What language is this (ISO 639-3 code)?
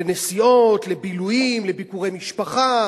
heb